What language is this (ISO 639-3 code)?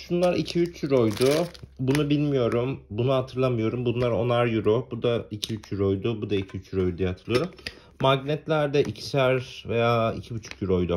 tur